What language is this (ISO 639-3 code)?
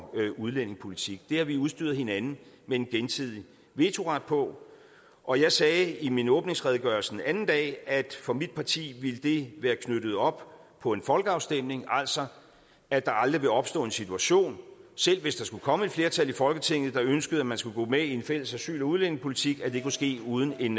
dan